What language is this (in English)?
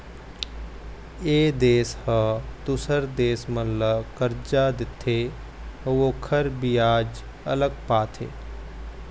Chhattisgarhi